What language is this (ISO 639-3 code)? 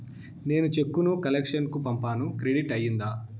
tel